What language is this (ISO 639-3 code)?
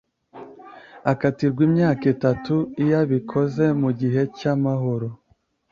kin